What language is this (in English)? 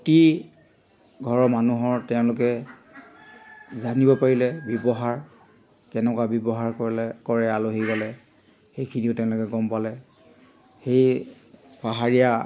Assamese